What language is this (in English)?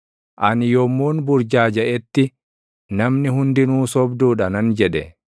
Oromo